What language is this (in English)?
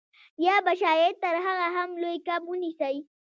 Pashto